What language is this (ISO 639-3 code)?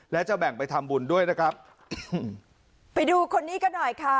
tha